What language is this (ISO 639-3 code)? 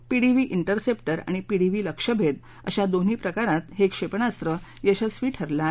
mar